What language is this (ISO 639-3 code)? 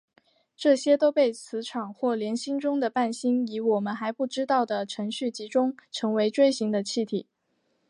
zho